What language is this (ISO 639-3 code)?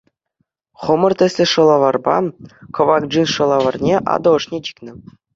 chv